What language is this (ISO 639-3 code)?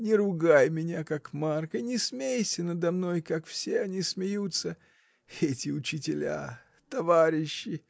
rus